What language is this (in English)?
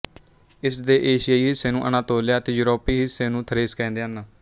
Punjabi